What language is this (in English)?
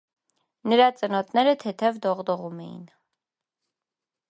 Armenian